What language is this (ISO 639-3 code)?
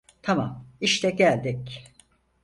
tur